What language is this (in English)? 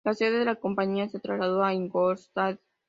Spanish